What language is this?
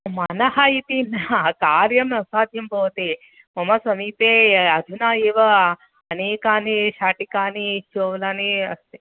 Sanskrit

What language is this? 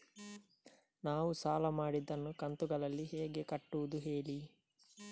Kannada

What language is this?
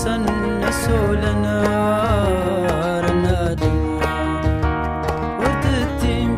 Arabic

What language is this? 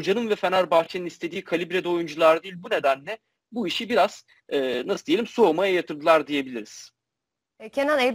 Turkish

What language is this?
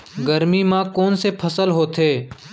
Chhattisgarhi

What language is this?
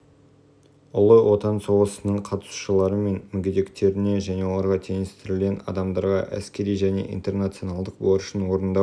Kazakh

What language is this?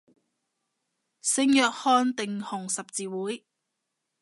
Cantonese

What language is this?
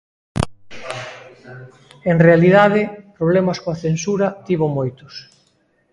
Galician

